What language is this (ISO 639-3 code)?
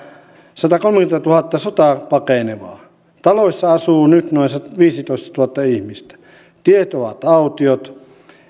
fin